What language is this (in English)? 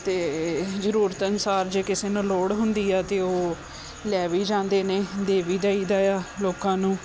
Punjabi